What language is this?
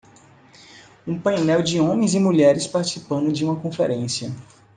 Portuguese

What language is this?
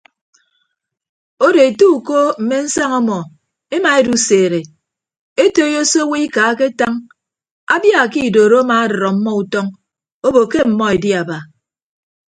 Ibibio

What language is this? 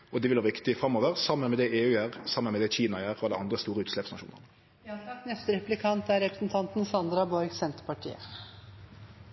Norwegian Nynorsk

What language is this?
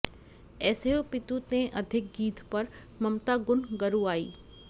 Sanskrit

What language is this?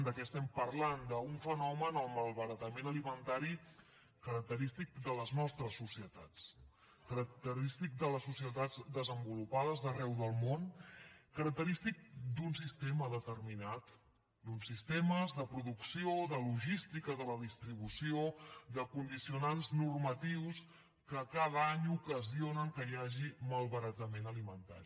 Catalan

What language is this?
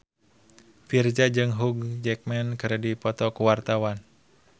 Sundanese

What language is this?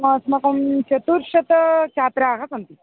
Sanskrit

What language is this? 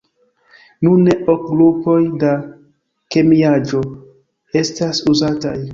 Esperanto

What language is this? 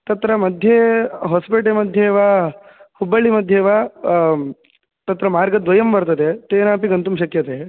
Sanskrit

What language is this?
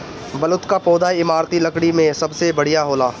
Bhojpuri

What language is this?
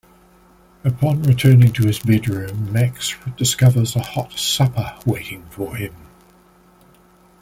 English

